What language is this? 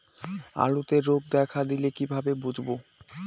Bangla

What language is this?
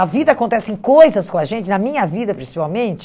Portuguese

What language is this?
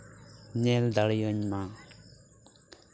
Santali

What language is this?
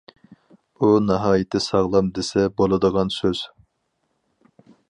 Uyghur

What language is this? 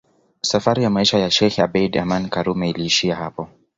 Swahili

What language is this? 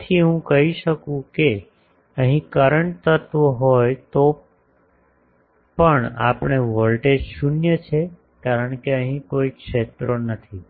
Gujarati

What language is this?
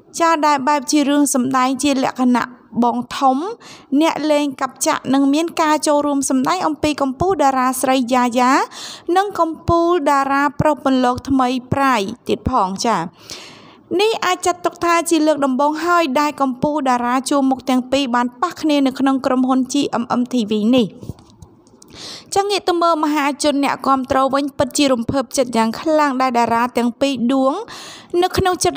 Thai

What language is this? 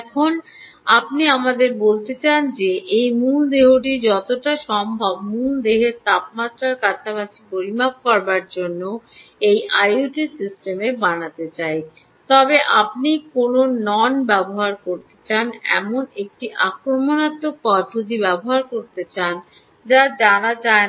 Bangla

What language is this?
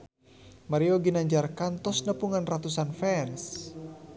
Sundanese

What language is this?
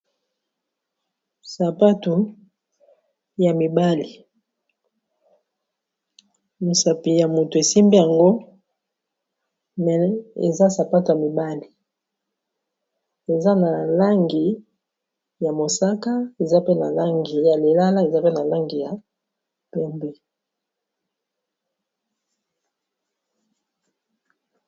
Lingala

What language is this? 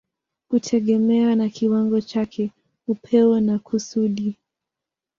Swahili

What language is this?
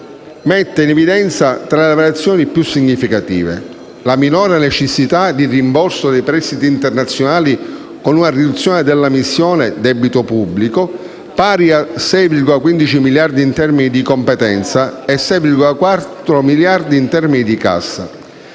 Italian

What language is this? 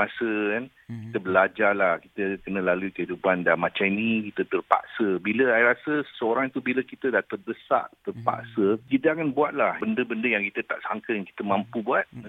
Malay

